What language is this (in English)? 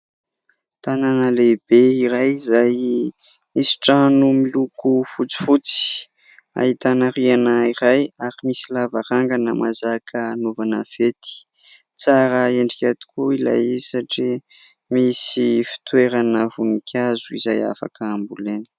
Malagasy